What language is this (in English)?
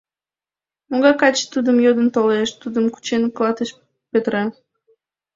Mari